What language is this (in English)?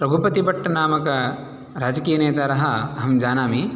Sanskrit